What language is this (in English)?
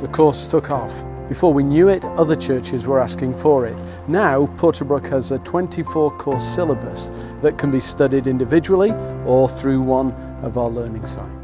English